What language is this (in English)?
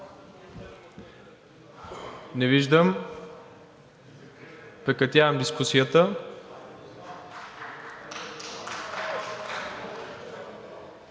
Bulgarian